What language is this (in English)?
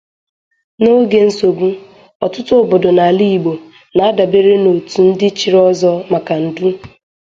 Igbo